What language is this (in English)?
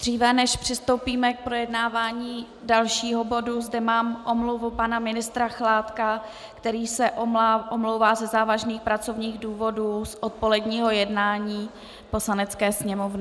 Czech